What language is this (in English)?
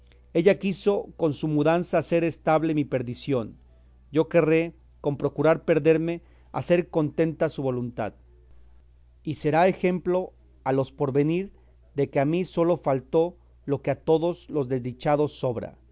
Spanish